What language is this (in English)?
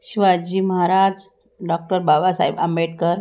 Marathi